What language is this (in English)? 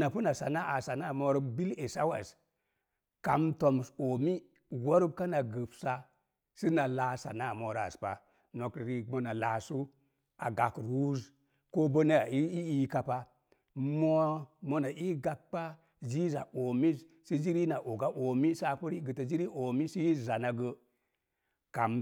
Mom Jango